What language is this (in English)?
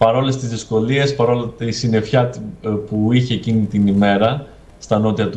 Greek